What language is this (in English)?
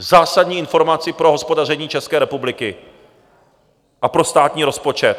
Czech